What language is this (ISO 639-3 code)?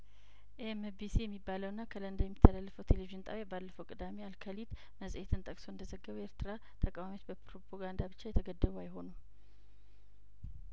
amh